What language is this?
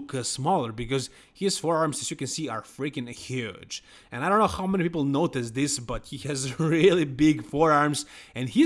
English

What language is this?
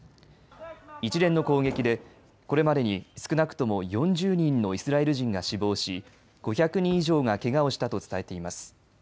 Japanese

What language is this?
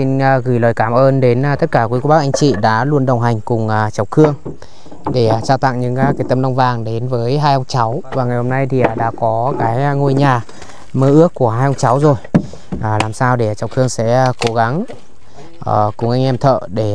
Vietnamese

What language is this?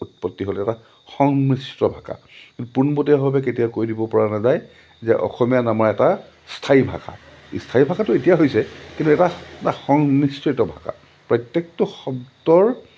Assamese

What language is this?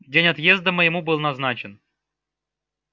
Russian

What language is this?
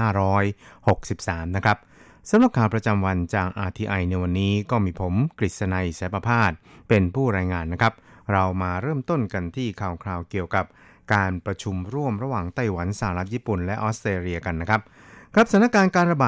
Thai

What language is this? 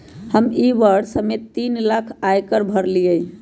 Magahi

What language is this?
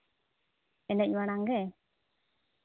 Santali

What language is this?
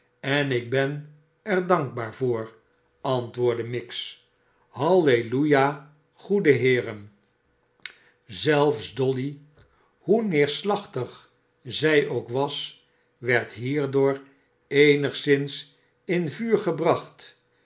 Dutch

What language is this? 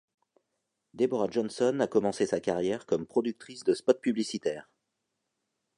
French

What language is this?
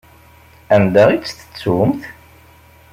Kabyle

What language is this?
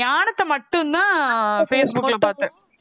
Tamil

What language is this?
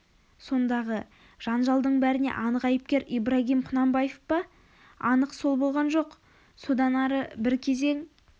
Kazakh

